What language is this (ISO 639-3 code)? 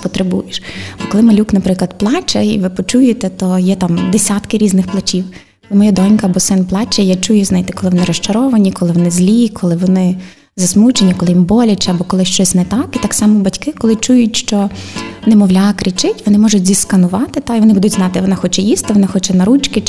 ukr